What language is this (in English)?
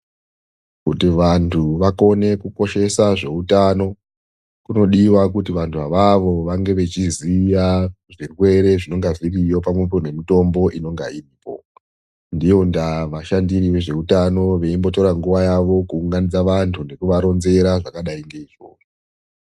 Ndau